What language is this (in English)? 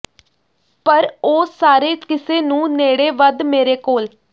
Punjabi